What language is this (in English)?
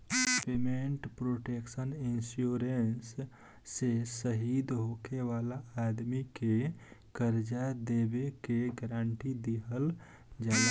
Bhojpuri